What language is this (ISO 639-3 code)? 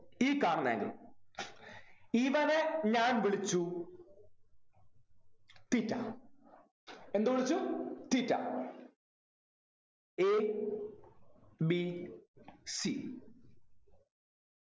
mal